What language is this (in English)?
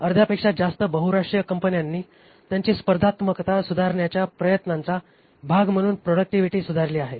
Marathi